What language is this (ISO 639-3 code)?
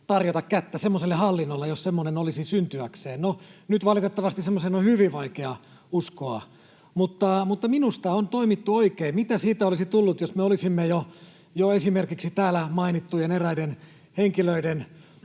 fin